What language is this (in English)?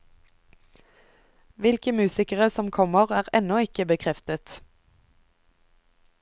Norwegian